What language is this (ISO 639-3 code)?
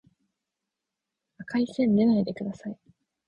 jpn